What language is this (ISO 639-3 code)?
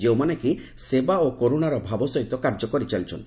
ori